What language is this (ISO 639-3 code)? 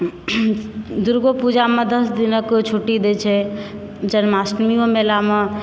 mai